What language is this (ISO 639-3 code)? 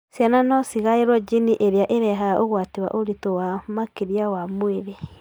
kik